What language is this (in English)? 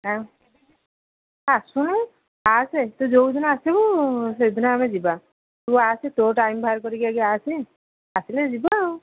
Odia